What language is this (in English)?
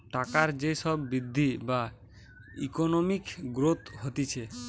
Bangla